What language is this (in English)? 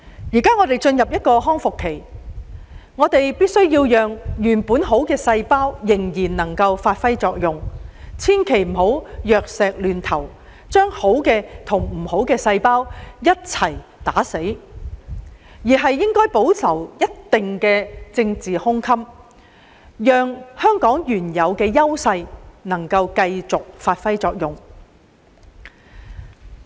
Cantonese